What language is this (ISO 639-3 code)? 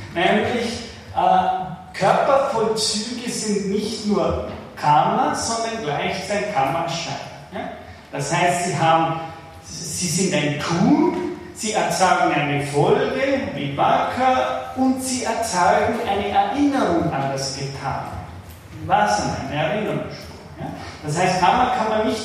deu